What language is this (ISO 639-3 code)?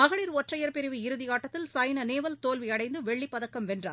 tam